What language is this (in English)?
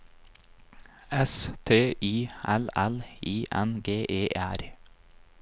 Norwegian